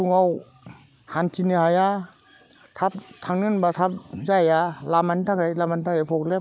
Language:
Bodo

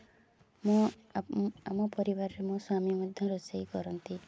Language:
Odia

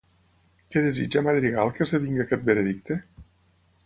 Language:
Catalan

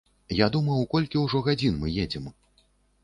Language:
Belarusian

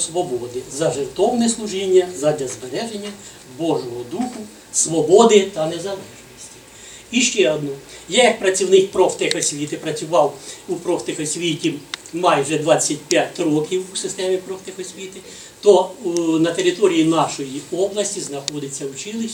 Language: Ukrainian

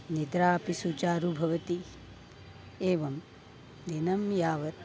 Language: Sanskrit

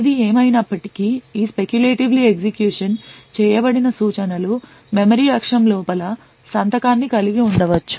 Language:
Telugu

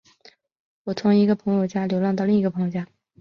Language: Chinese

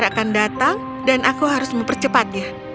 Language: Indonesian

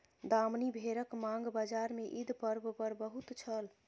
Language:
Maithili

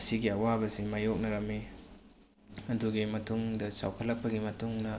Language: Manipuri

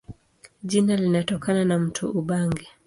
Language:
Swahili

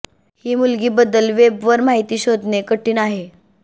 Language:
Marathi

